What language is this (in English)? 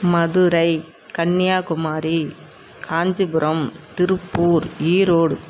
Tamil